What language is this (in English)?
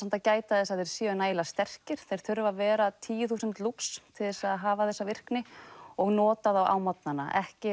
Icelandic